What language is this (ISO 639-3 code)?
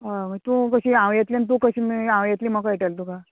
kok